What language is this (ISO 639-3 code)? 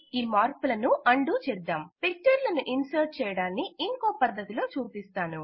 tel